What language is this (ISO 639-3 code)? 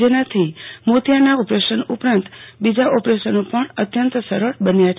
guj